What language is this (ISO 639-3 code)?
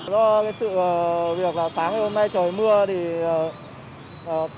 vie